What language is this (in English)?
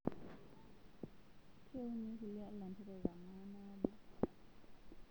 Masai